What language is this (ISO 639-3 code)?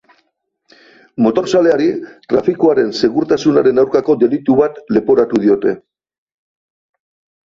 eus